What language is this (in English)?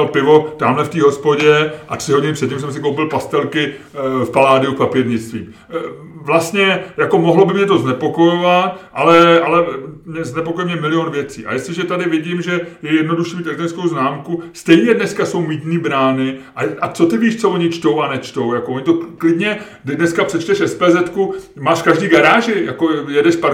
Czech